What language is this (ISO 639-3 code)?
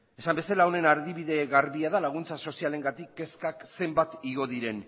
eus